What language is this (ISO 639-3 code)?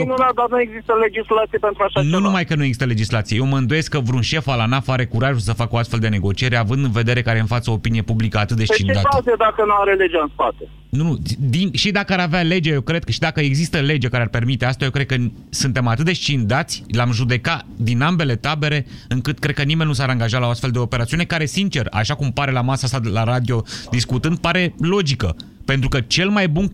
ron